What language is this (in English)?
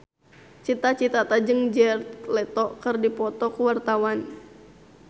Sundanese